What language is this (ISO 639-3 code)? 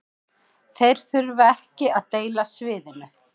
isl